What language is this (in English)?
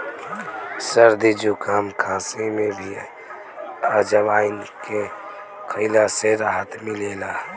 Bhojpuri